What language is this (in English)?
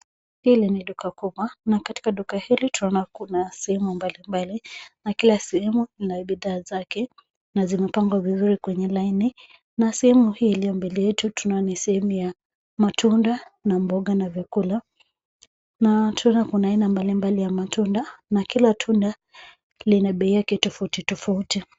Swahili